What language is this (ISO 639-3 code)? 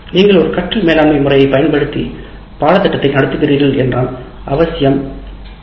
tam